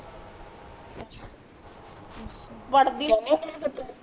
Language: Punjabi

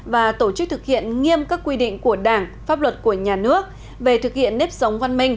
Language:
Vietnamese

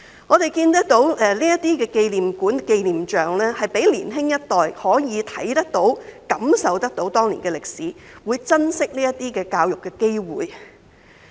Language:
Cantonese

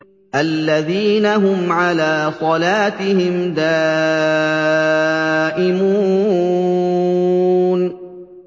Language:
Arabic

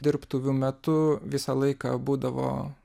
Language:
Lithuanian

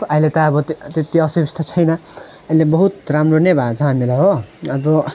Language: Nepali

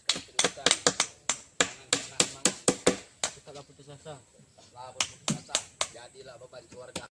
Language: Malay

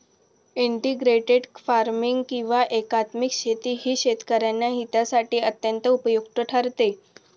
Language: Marathi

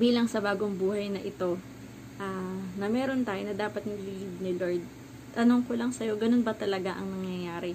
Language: Filipino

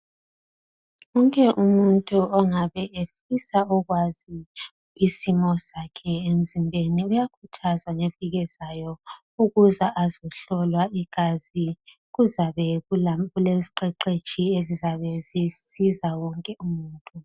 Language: North Ndebele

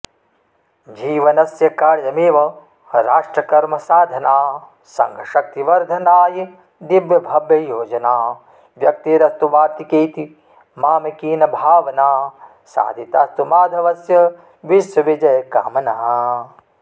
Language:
Sanskrit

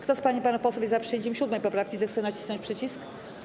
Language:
Polish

